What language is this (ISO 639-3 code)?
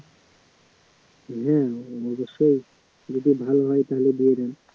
ben